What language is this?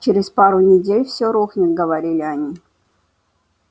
Russian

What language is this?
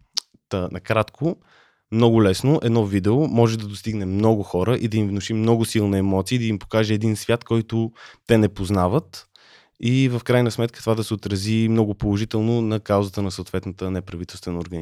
Bulgarian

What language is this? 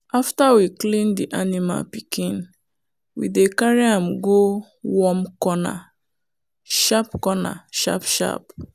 Nigerian Pidgin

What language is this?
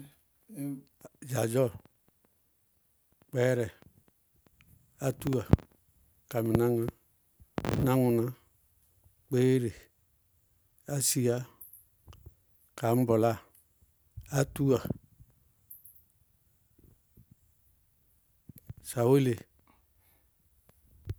Bago-Kusuntu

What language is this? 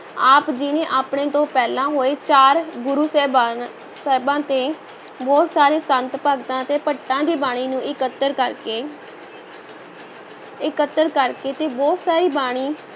Punjabi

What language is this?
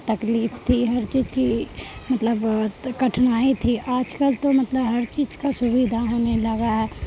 Urdu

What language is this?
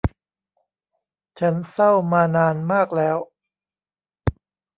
Thai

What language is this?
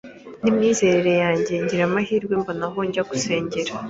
Kinyarwanda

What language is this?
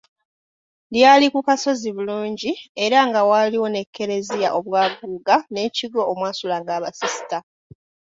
Ganda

